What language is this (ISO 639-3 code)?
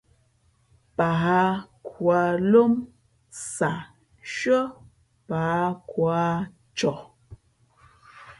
fmp